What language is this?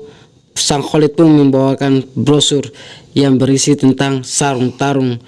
Indonesian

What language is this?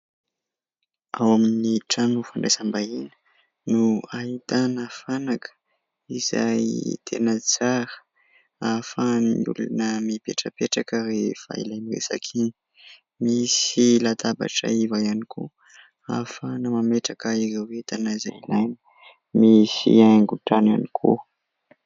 Malagasy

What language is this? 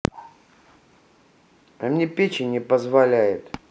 Russian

